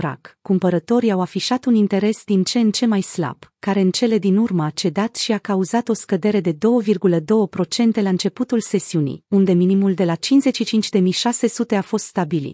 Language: Romanian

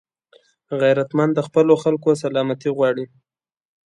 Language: Pashto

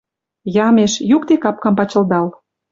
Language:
Western Mari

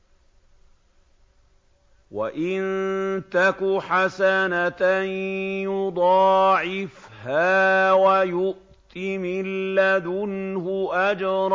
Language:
Arabic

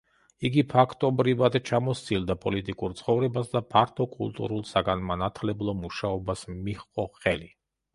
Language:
Georgian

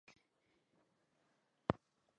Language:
Pashto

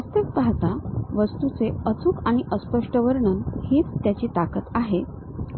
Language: Marathi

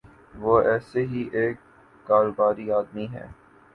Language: Urdu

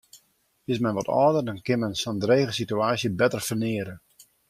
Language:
Western Frisian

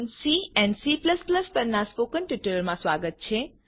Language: Gujarati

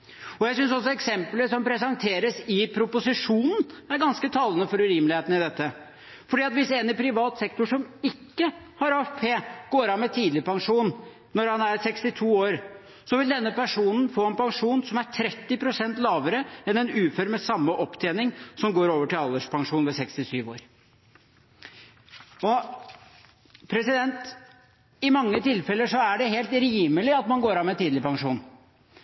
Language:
Norwegian Bokmål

